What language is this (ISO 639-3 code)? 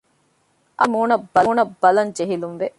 div